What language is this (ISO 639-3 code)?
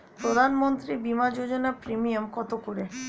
ben